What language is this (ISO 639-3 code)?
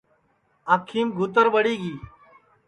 ssi